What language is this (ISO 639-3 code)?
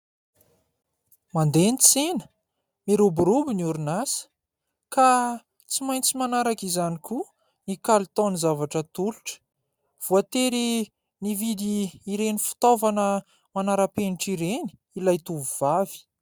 mlg